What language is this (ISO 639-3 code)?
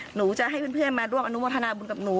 tha